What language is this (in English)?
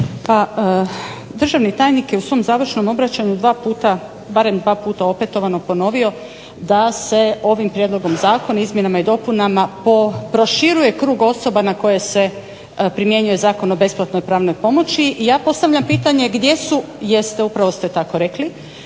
Croatian